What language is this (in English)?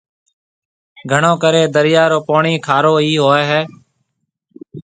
Marwari (Pakistan)